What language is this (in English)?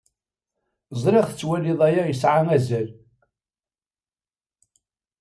Kabyle